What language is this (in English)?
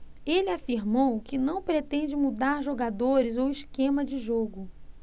Portuguese